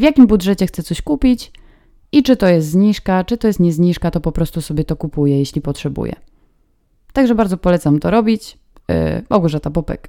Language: Polish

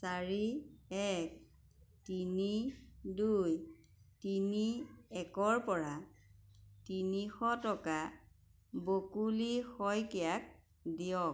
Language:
Assamese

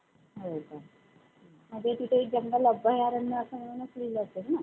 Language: Marathi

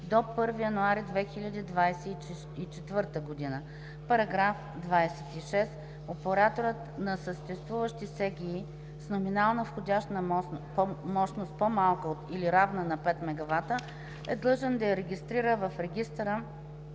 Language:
Bulgarian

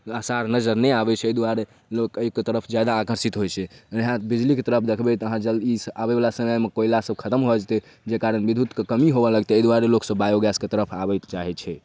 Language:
Maithili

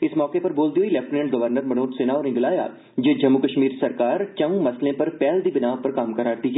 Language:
Dogri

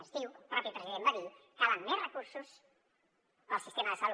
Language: Catalan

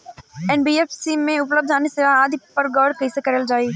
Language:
Bhojpuri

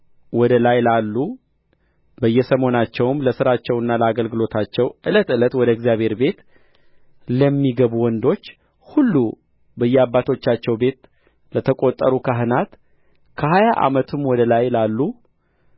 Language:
Amharic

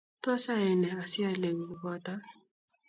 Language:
Kalenjin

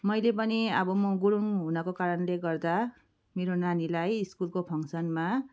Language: Nepali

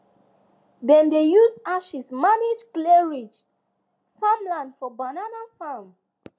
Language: Nigerian Pidgin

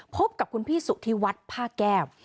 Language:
Thai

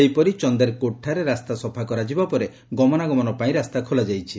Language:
Odia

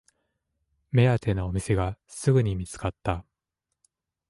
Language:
Japanese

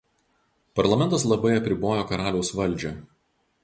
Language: Lithuanian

